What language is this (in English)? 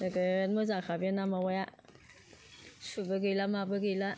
Bodo